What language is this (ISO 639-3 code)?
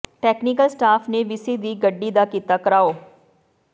pan